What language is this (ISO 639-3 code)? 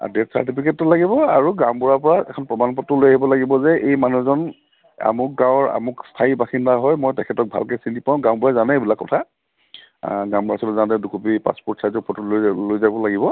asm